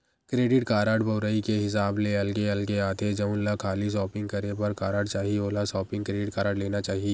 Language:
Chhattisgarhi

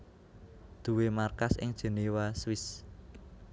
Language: Javanese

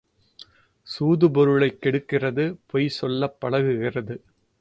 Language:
Tamil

